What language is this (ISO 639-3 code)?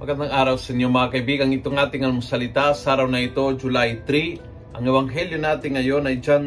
fil